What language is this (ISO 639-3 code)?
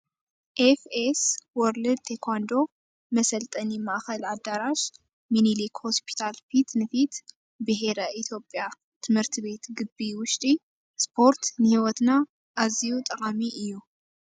tir